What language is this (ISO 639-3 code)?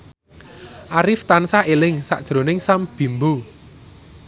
jav